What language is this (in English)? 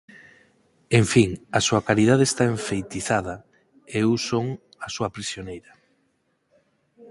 Galician